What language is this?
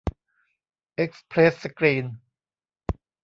Thai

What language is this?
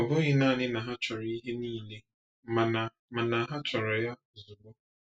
Igbo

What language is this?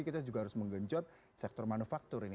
Indonesian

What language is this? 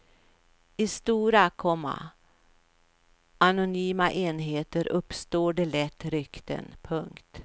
Swedish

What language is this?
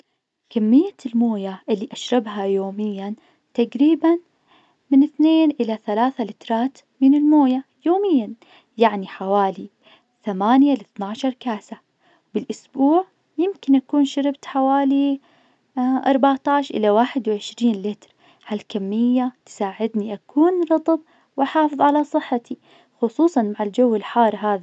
Najdi Arabic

